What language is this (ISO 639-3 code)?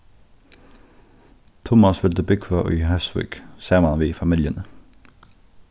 fao